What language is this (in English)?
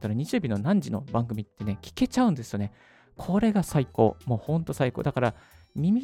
Japanese